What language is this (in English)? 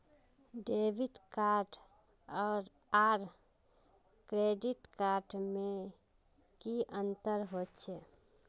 Magahi